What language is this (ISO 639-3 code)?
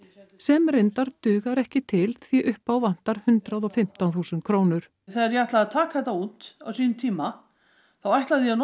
isl